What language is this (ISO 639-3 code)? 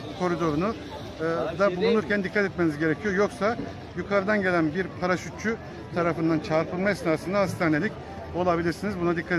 tur